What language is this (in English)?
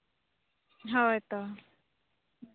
Santali